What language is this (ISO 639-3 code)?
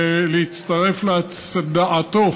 heb